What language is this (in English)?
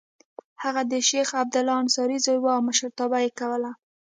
Pashto